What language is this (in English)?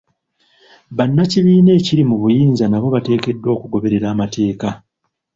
Ganda